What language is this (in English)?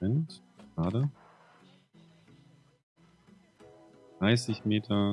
German